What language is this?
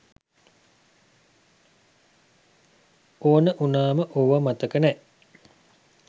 Sinhala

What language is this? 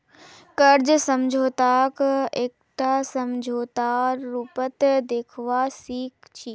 Magahi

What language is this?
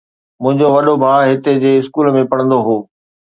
Sindhi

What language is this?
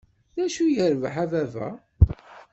Kabyle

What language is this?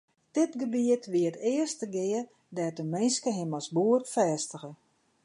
Western Frisian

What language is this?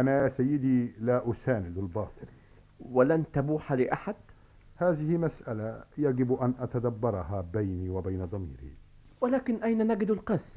Arabic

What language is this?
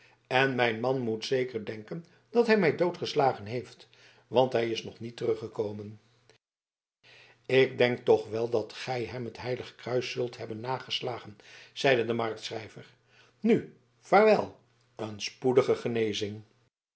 Dutch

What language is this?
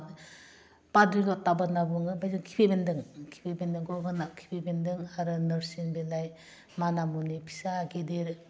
Bodo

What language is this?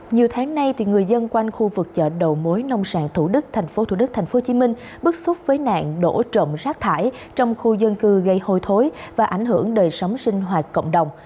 Vietnamese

